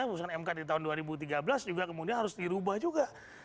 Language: Indonesian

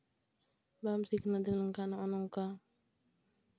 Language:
Santali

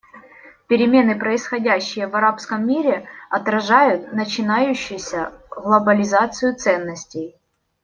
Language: Russian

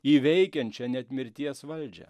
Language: Lithuanian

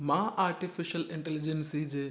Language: Sindhi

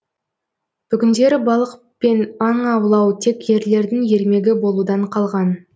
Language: Kazakh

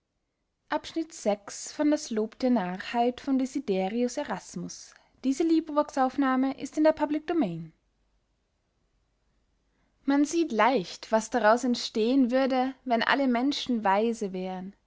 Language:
German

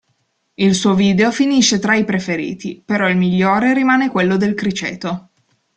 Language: Italian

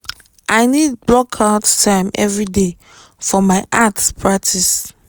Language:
Nigerian Pidgin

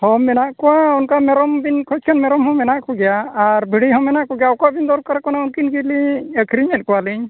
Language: Santali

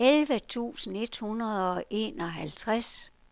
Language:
Danish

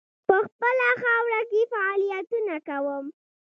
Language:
Pashto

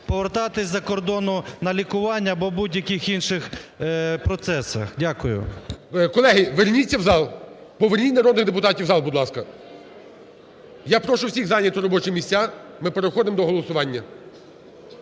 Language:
Ukrainian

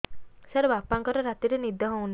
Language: Odia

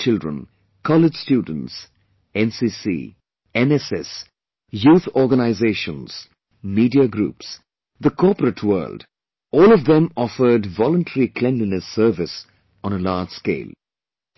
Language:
English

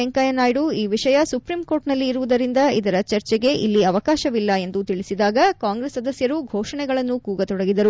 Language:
Kannada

